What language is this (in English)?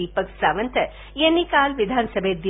Marathi